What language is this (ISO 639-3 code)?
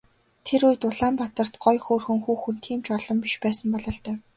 mon